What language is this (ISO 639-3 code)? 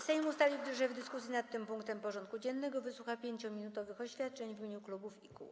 pol